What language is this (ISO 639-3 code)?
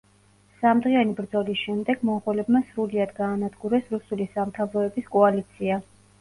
kat